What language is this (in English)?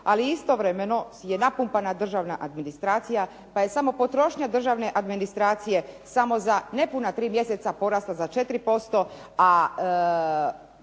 Croatian